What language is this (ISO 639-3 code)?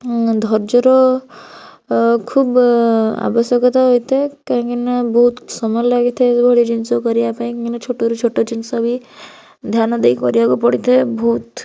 ori